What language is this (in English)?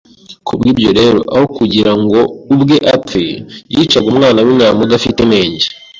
Kinyarwanda